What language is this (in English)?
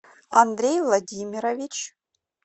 Russian